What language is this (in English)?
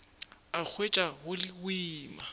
Northern Sotho